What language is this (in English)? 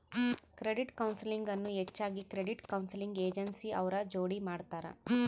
Kannada